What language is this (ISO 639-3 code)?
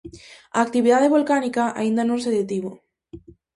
glg